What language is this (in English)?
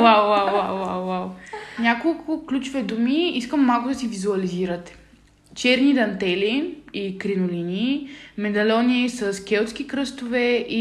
Bulgarian